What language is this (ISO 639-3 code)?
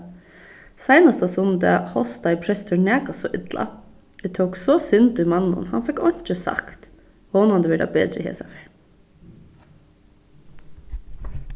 fao